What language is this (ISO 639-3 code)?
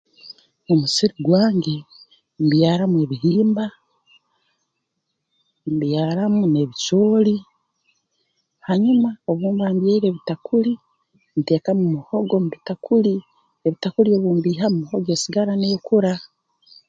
ttj